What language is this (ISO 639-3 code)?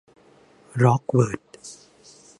tha